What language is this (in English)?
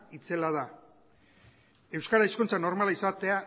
Basque